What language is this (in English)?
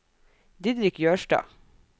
Norwegian